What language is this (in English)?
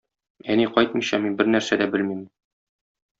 Tatar